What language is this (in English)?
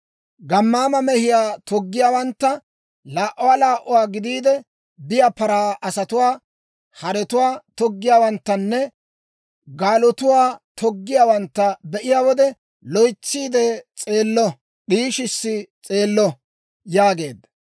Dawro